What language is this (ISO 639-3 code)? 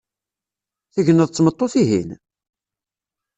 kab